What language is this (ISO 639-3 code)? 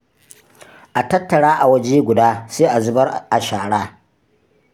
hau